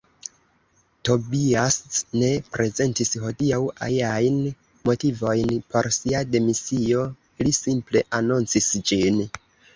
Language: Esperanto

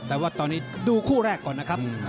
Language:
Thai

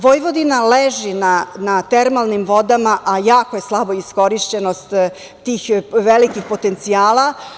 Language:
Serbian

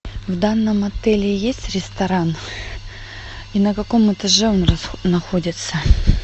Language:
Russian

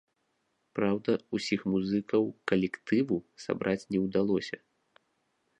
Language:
Belarusian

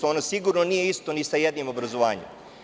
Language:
Serbian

